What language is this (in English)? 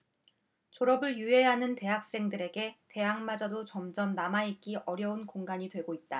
Korean